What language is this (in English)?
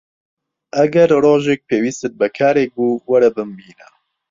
Central Kurdish